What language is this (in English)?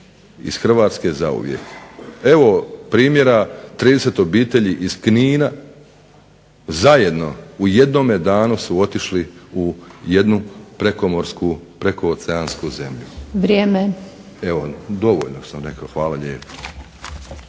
Croatian